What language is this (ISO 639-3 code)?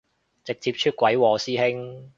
yue